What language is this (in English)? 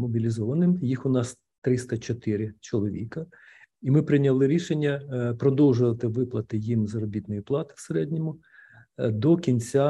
Ukrainian